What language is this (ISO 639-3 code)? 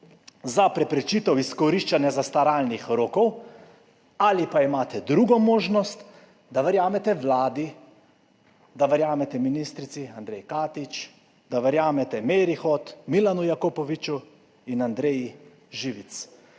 slv